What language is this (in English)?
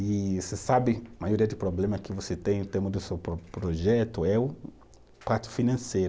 Portuguese